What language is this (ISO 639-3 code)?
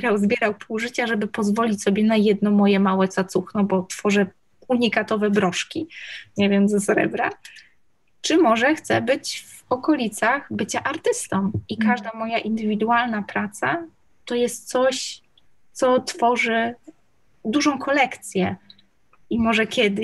pol